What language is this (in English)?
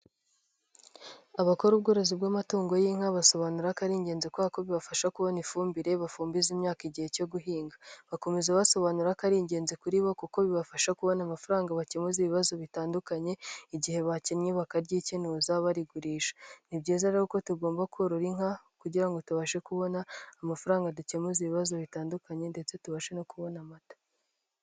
Kinyarwanda